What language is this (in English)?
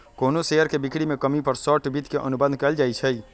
Magahi